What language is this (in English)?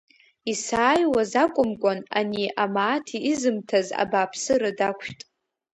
Abkhazian